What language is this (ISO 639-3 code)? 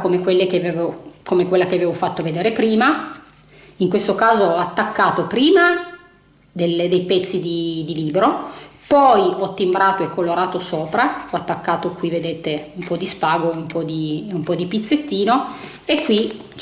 ita